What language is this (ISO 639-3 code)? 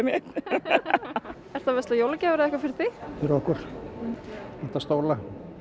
isl